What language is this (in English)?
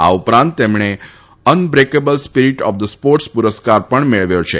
Gujarati